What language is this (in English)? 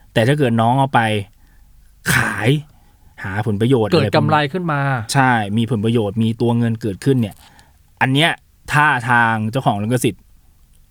Thai